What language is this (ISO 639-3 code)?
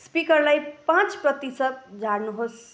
nep